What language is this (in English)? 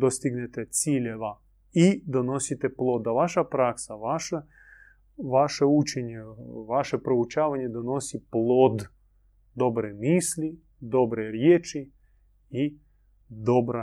Croatian